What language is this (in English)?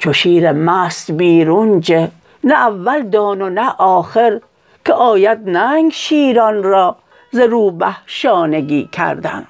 Persian